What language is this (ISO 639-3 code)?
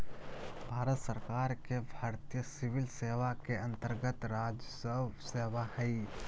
mag